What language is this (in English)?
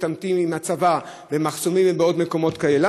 Hebrew